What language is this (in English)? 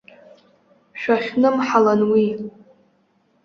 Abkhazian